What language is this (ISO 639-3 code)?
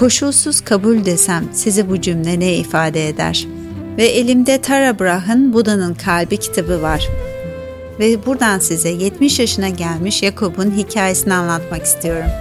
tur